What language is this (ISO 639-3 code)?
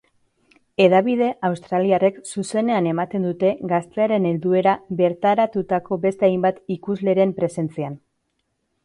eus